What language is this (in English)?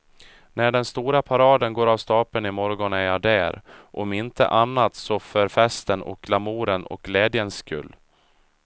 Swedish